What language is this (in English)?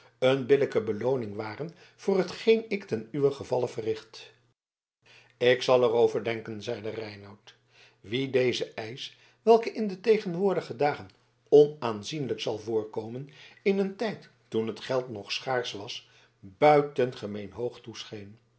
Dutch